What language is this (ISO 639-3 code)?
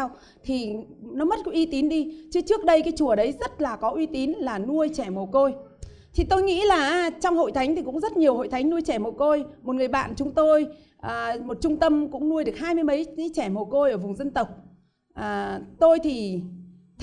vie